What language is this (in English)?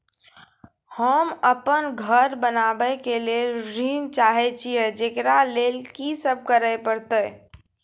Maithili